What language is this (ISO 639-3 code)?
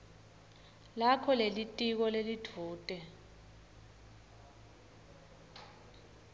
ssw